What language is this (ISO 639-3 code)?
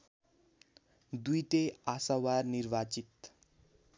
nep